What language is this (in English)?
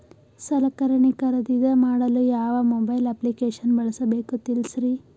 Kannada